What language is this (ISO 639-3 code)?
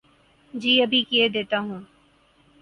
urd